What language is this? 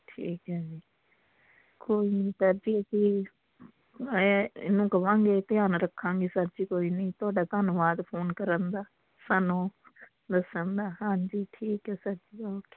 Punjabi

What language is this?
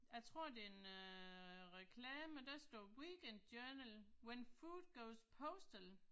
Danish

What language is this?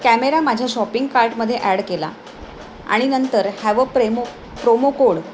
Marathi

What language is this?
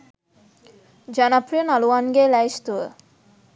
Sinhala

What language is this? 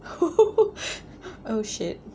English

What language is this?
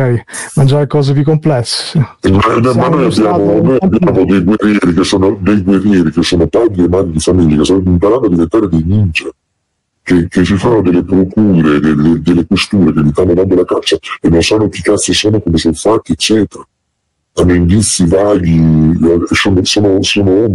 Italian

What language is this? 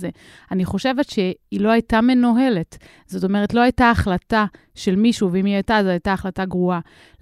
Hebrew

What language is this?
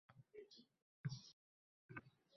Uzbek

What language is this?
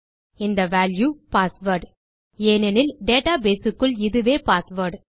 Tamil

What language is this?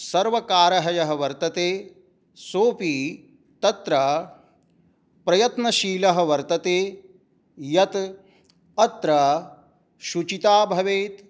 Sanskrit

